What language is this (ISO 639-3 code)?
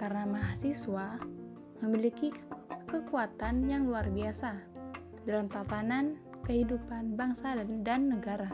ind